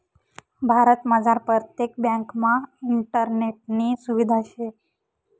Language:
Marathi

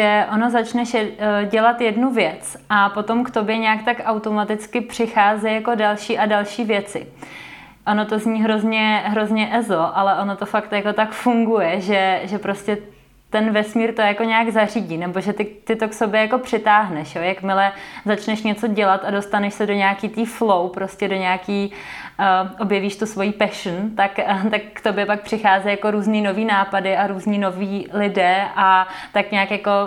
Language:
Czech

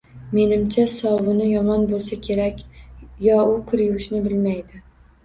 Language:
Uzbek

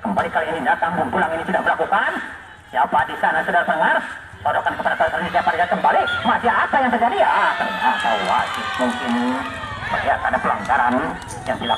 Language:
Indonesian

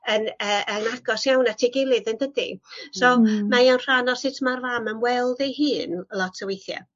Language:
Welsh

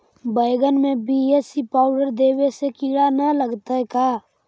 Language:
Magahi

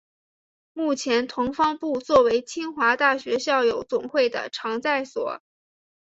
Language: Chinese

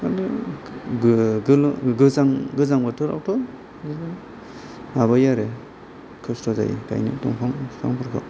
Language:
Bodo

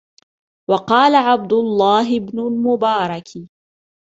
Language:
Arabic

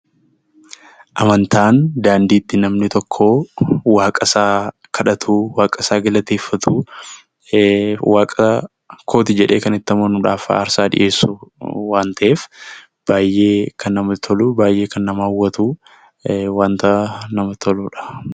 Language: Oromo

